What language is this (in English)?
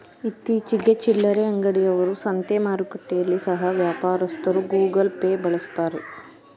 Kannada